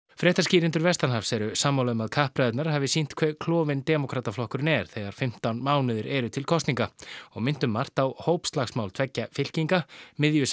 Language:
Icelandic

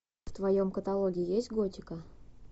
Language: Russian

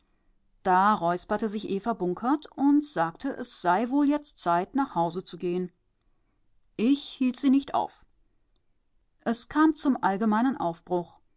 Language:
German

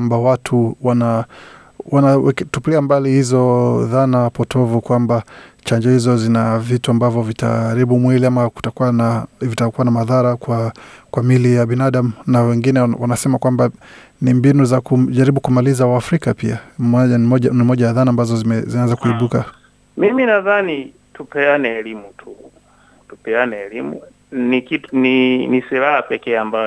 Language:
Swahili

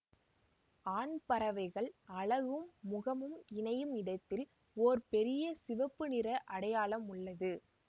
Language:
Tamil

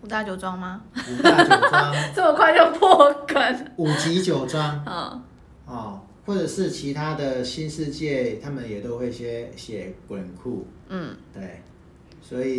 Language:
Chinese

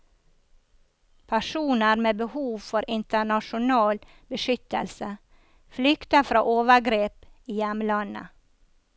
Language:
Norwegian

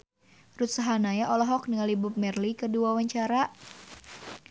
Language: Sundanese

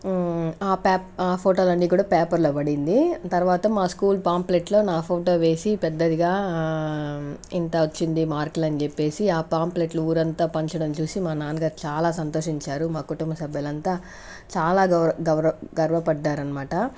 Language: Telugu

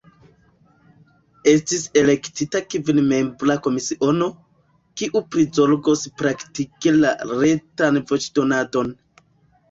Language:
Esperanto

